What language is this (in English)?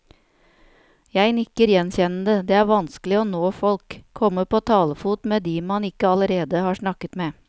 Norwegian